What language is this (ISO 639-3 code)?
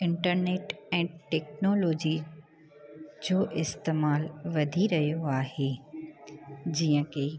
snd